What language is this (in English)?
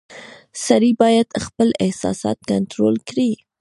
Pashto